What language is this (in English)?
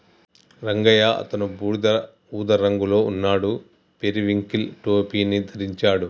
Telugu